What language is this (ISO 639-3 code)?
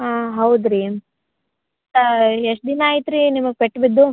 kan